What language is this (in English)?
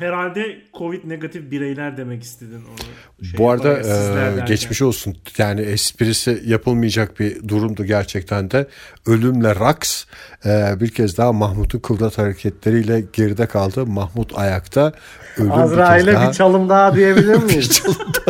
Turkish